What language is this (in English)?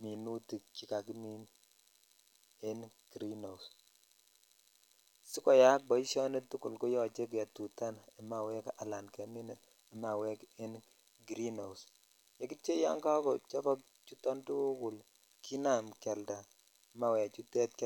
Kalenjin